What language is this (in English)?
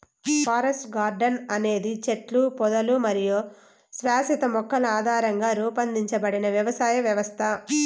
Telugu